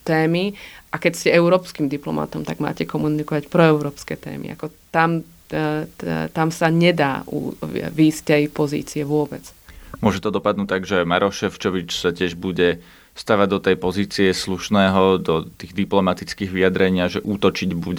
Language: Slovak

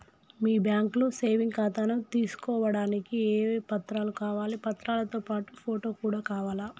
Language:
Telugu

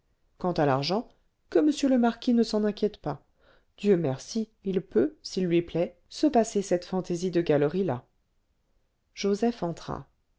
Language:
French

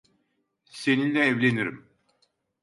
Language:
Turkish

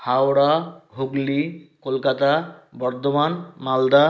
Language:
Bangla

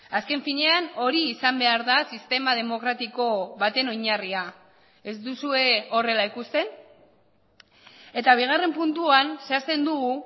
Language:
Basque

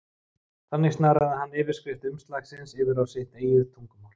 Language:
Icelandic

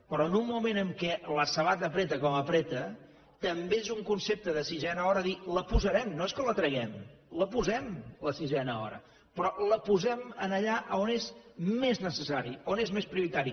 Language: Catalan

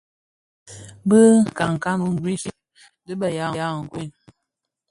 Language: Bafia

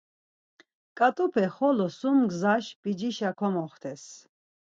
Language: Laz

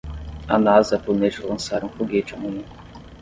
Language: Portuguese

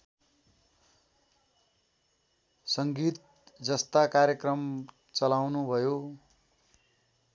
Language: Nepali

